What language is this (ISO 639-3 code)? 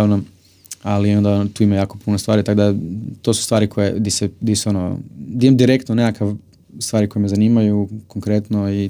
hrv